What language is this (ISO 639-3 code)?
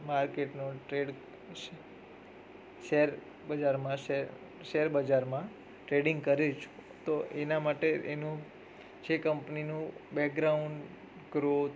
guj